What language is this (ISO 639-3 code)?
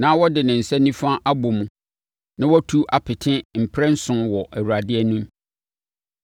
aka